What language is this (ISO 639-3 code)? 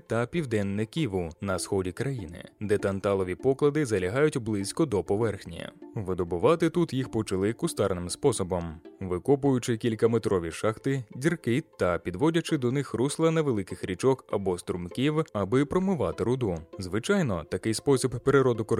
ukr